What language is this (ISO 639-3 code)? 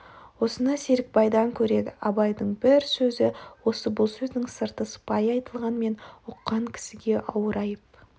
kaz